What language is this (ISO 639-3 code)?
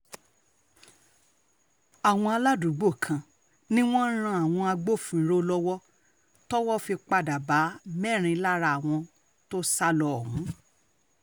yor